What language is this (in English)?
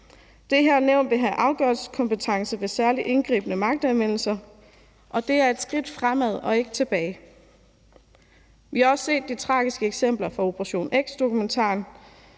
Danish